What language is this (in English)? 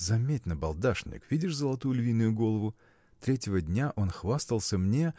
Russian